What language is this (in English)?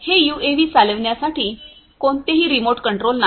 Marathi